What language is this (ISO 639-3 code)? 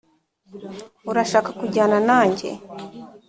kin